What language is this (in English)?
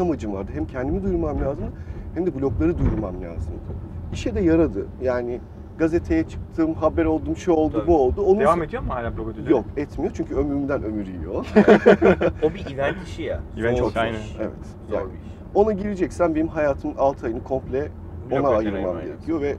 Turkish